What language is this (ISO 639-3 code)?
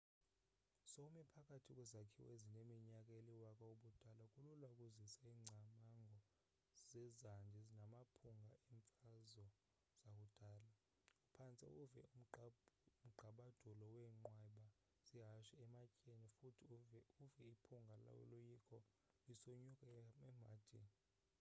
xho